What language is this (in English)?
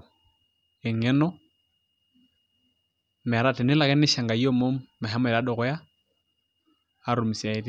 Masai